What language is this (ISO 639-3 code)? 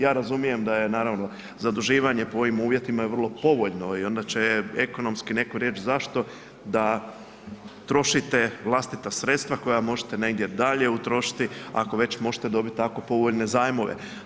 hrv